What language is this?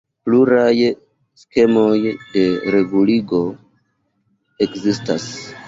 Esperanto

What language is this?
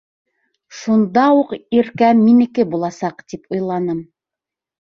Bashkir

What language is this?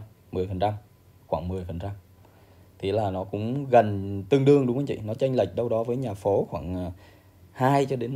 Vietnamese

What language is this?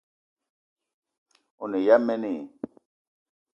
Eton (Cameroon)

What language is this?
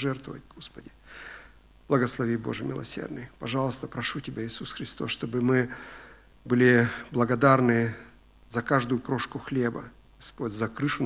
Russian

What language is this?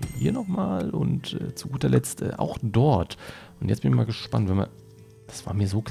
German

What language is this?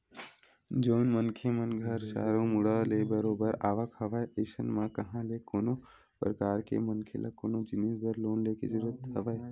Chhattisgarhi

